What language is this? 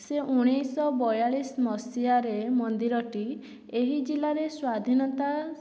Odia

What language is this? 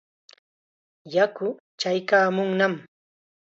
Chiquián Ancash Quechua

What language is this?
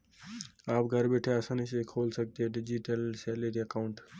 Hindi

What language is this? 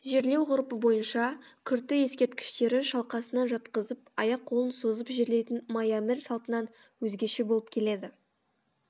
Kazakh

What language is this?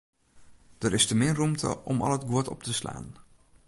Western Frisian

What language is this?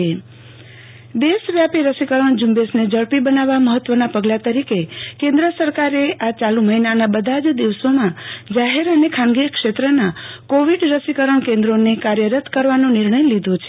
Gujarati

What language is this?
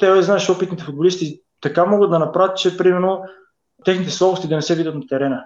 Bulgarian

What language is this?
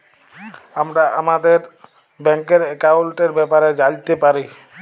Bangla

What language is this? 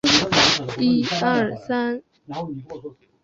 Chinese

